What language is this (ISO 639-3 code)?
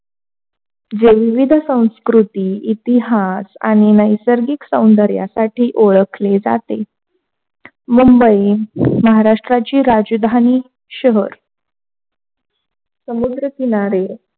mar